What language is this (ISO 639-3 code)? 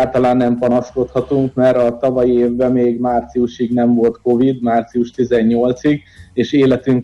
hun